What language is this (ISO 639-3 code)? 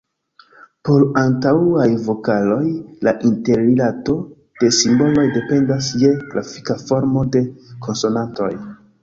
epo